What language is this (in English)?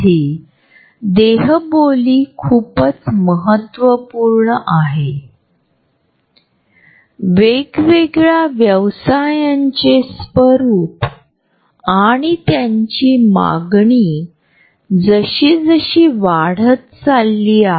Marathi